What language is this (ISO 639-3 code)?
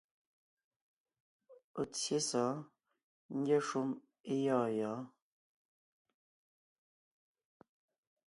nnh